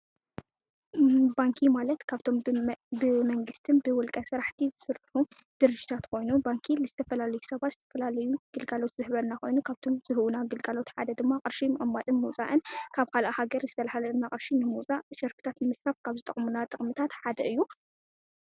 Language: Tigrinya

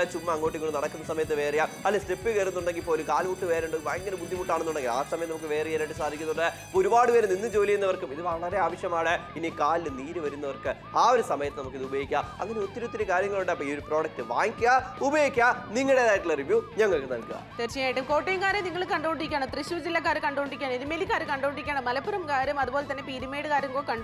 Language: English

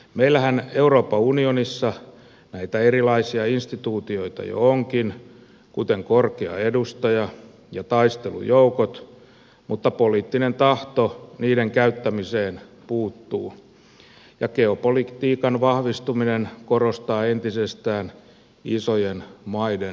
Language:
Finnish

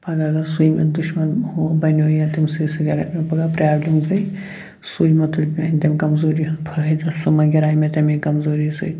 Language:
Kashmiri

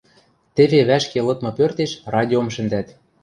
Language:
Western Mari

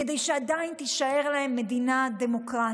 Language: Hebrew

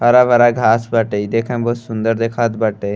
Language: Bhojpuri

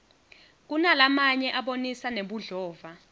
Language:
Swati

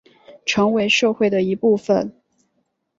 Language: Chinese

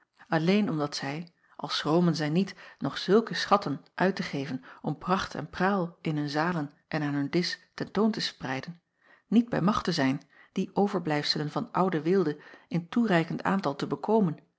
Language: Dutch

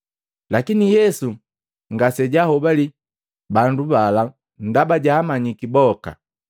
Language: Matengo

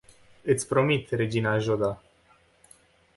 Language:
Romanian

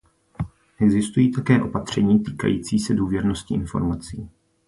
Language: Czech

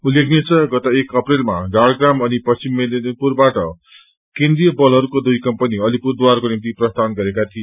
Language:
Nepali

